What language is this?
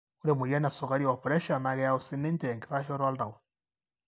Masai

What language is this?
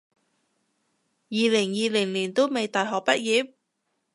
Cantonese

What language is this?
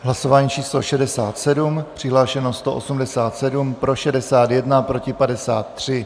Czech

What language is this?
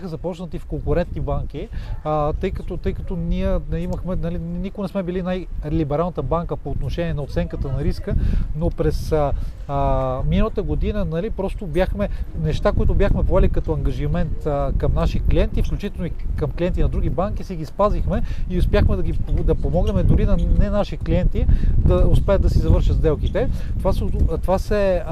Bulgarian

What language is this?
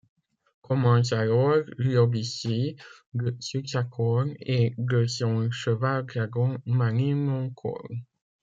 French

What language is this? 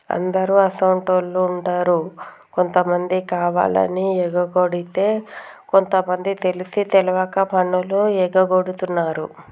Telugu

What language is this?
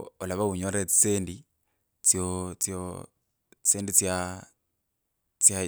Kabras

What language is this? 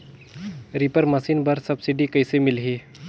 Chhattisgarhi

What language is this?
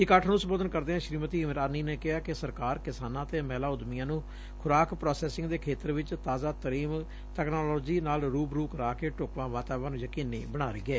Punjabi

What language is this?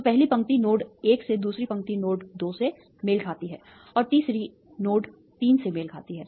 Hindi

